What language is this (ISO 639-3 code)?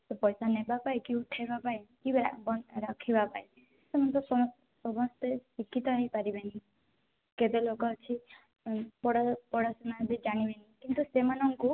ori